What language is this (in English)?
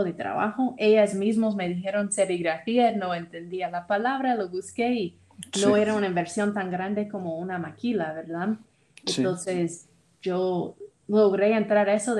Spanish